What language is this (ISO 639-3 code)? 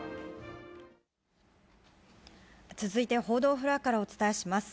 jpn